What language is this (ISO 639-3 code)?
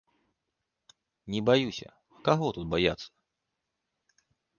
bel